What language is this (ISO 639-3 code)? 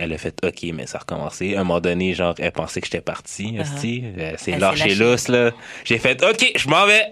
fra